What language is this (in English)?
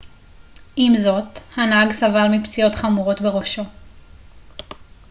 Hebrew